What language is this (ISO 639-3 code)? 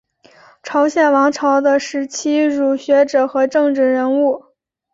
zho